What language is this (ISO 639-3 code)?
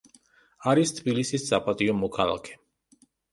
kat